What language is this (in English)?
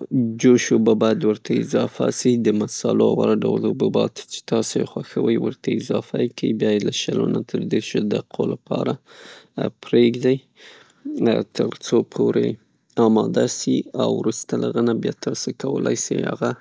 Pashto